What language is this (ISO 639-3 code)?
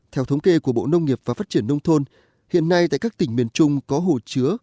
vie